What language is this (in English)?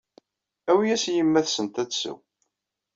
Kabyle